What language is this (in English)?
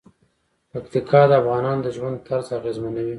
Pashto